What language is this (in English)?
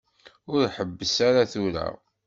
Kabyle